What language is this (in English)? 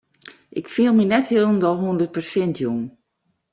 Western Frisian